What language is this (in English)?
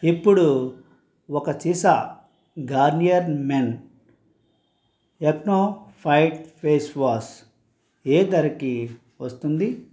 Telugu